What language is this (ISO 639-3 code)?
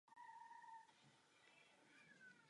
ces